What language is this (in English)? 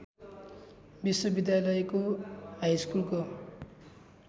Nepali